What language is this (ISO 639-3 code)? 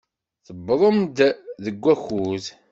kab